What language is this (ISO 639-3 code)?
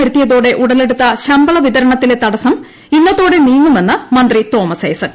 mal